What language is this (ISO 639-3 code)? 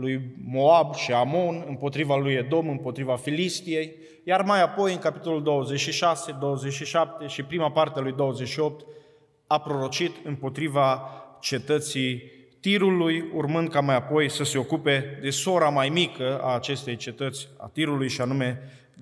ron